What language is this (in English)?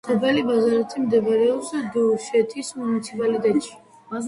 Georgian